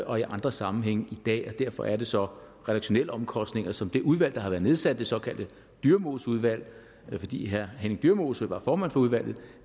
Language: Danish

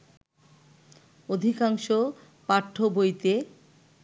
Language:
Bangla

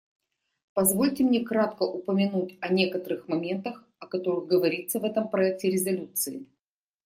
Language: Russian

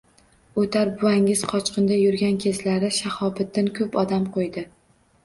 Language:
Uzbek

